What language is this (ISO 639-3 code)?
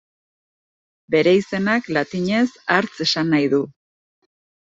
eus